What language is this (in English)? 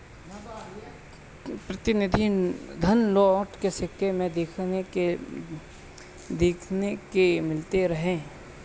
Bhojpuri